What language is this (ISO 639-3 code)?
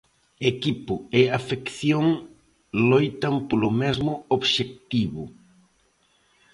glg